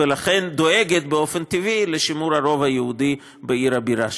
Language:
Hebrew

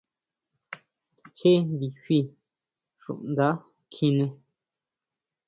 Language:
Huautla Mazatec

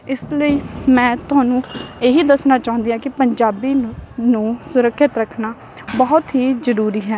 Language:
Punjabi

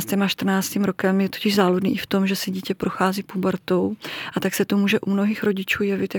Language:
Czech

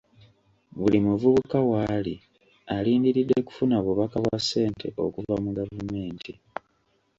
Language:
Ganda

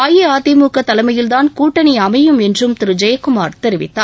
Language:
Tamil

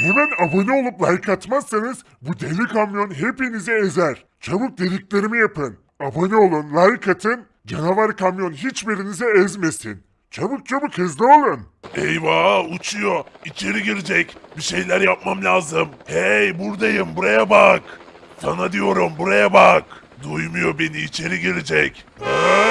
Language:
Turkish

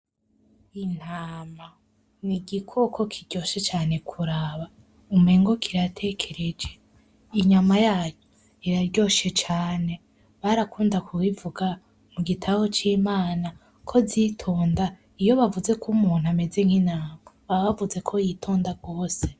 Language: Rundi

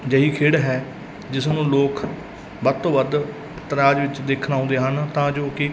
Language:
Punjabi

